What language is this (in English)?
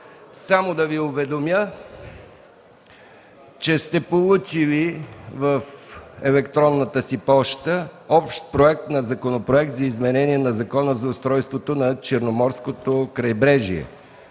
Bulgarian